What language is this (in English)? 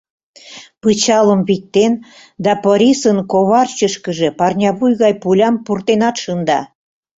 Mari